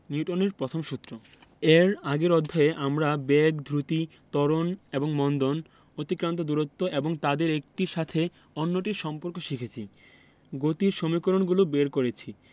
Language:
Bangla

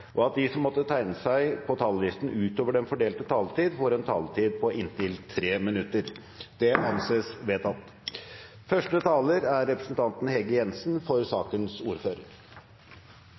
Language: Norwegian Bokmål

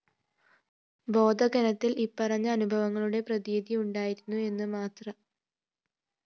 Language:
Malayalam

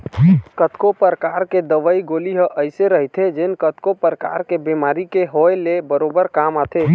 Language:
Chhattisgarhi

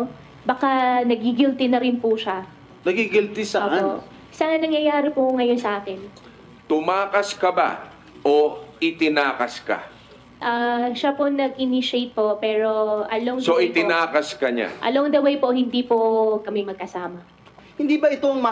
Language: Filipino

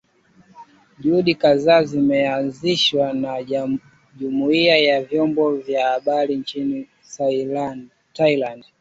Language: Swahili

